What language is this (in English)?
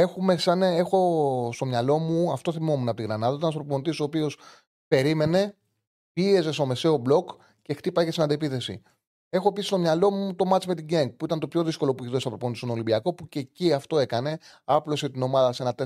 Greek